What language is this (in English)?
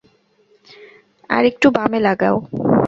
Bangla